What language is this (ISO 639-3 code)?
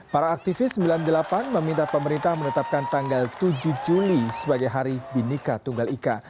ind